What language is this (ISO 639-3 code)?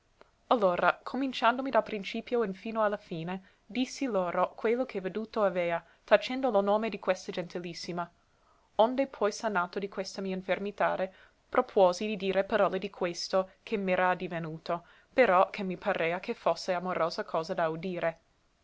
ita